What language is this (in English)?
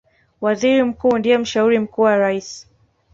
Swahili